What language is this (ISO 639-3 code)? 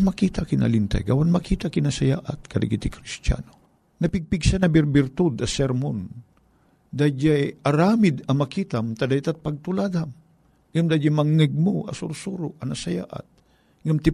fil